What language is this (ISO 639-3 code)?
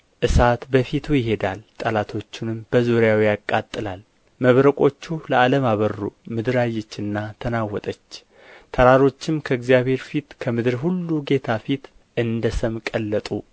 amh